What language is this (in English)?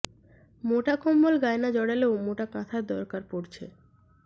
Bangla